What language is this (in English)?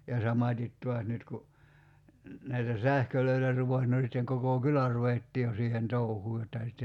Finnish